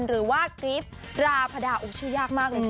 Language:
Thai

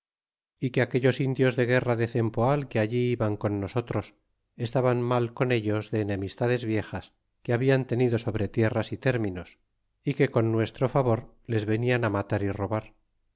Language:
Spanish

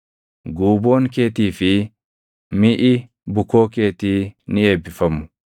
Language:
Oromo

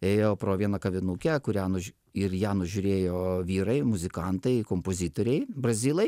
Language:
Lithuanian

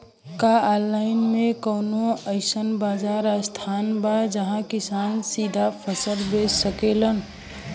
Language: Bhojpuri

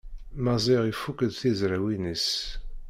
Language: Kabyle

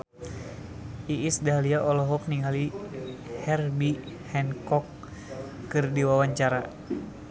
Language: Sundanese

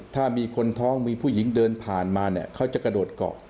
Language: Thai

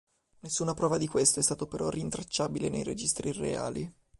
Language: Italian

